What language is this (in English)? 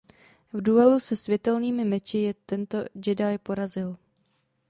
Czech